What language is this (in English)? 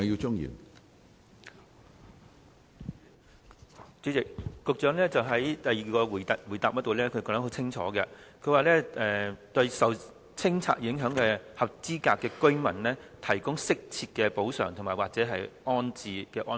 Cantonese